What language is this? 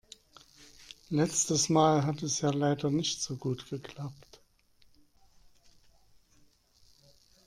German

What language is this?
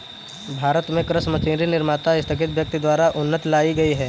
Hindi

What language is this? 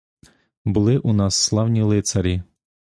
Ukrainian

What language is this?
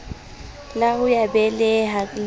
Southern Sotho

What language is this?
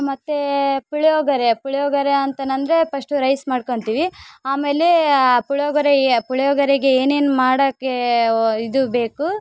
Kannada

